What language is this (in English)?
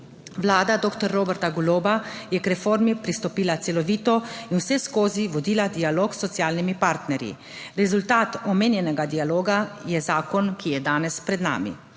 Slovenian